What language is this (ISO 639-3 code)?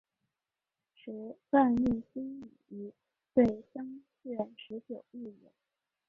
zho